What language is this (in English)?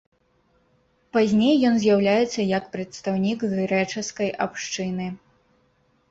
Belarusian